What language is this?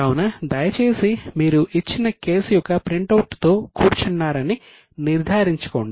Telugu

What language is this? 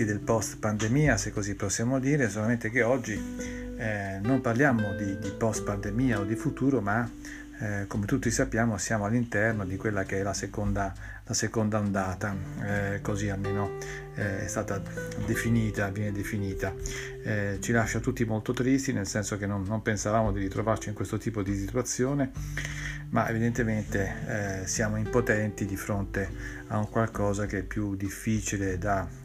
Italian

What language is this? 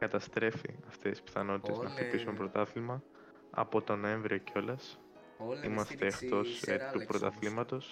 Greek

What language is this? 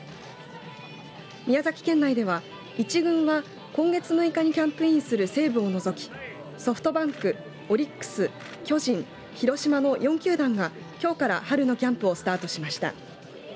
Japanese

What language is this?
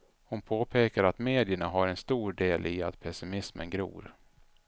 Swedish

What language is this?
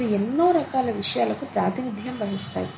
Telugu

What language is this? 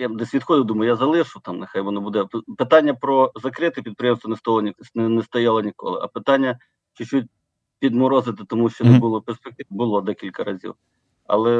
Ukrainian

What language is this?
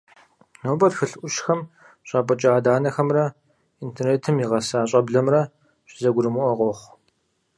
Kabardian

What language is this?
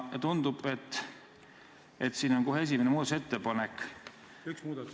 Estonian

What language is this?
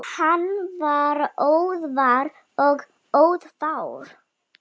Icelandic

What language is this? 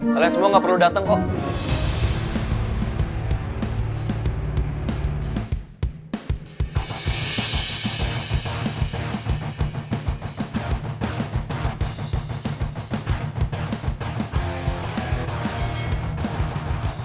Indonesian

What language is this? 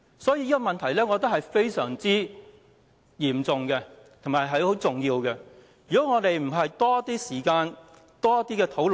Cantonese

